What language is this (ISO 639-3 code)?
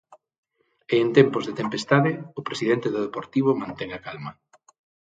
glg